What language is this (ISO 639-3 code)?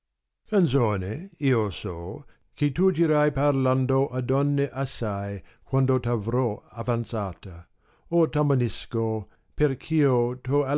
ita